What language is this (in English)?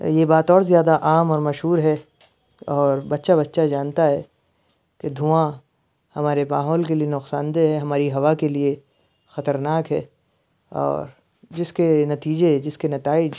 Urdu